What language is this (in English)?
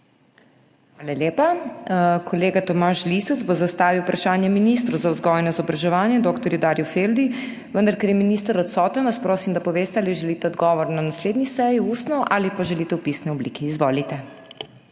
Slovenian